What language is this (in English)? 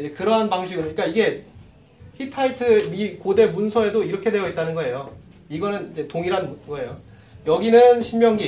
Korean